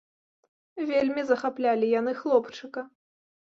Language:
Belarusian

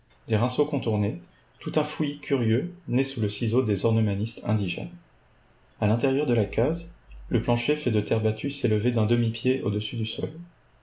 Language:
French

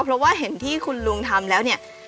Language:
Thai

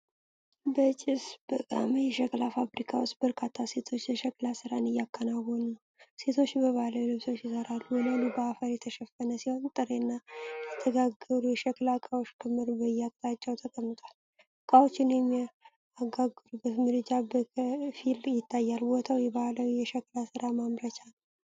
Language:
Amharic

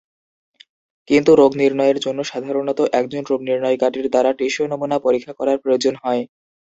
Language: Bangla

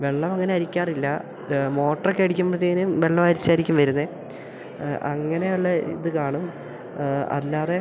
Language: Malayalam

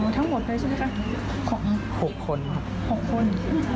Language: Thai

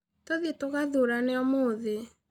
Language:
Kikuyu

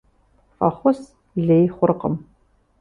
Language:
Kabardian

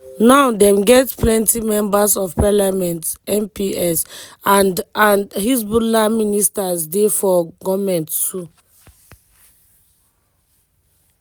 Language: Nigerian Pidgin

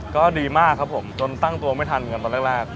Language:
Thai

